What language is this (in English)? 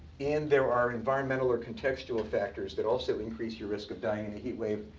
English